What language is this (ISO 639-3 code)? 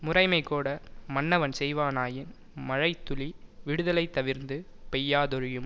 tam